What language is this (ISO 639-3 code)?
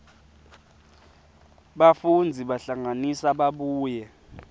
ssw